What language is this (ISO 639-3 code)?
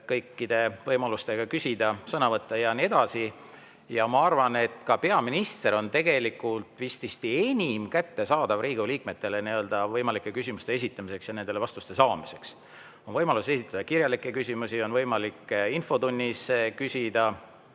est